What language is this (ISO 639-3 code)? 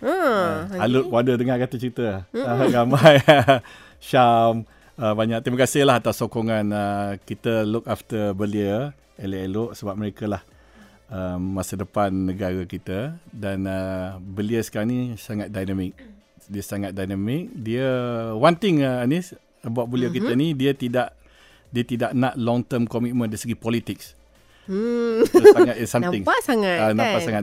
msa